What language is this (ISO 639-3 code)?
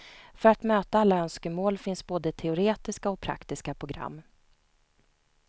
swe